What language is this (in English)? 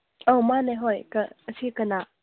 Manipuri